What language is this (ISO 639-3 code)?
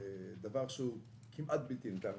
heb